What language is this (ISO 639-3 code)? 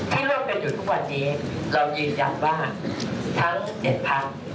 tha